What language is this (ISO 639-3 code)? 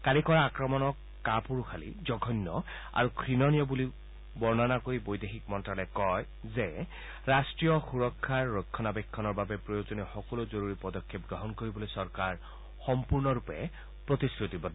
asm